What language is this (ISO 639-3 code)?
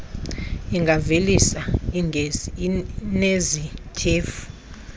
xho